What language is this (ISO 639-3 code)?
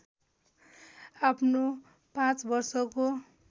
nep